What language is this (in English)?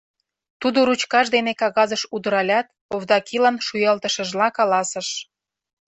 Mari